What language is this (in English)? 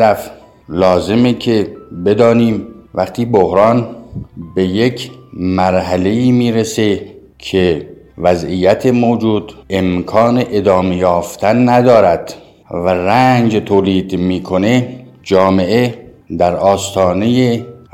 Persian